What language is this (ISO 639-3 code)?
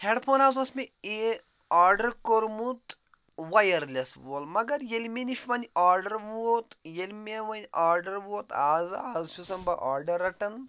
kas